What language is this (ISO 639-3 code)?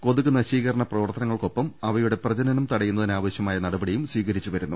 mal